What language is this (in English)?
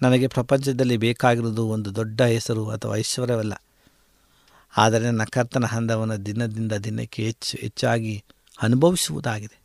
Kannada